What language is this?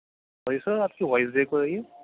Urdu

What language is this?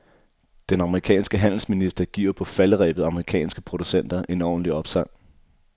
Danish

